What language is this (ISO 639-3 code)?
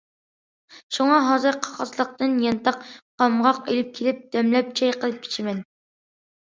uig